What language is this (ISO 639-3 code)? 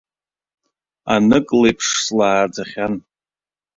abk